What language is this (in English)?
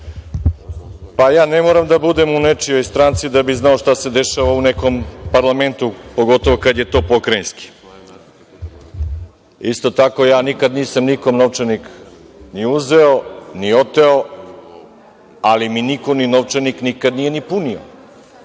Serbian